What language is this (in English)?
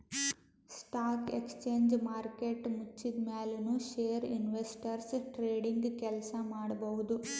Kannada